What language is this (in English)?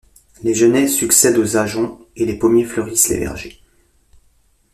French